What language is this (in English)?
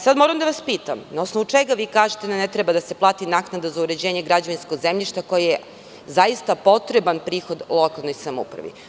Serbian